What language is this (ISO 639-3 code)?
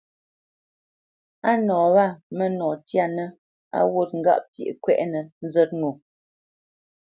bce